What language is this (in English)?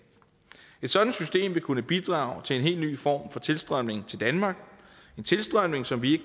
Danish